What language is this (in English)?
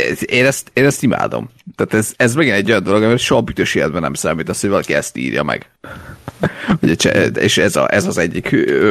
Hungarian